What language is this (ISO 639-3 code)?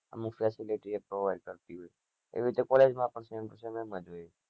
guj